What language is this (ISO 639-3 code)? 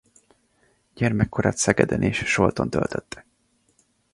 hun